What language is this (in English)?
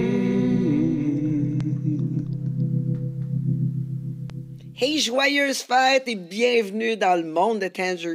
French